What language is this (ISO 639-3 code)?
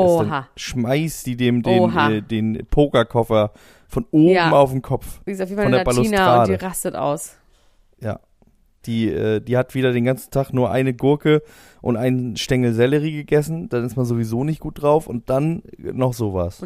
deu